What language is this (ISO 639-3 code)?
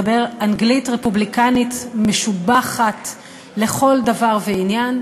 heb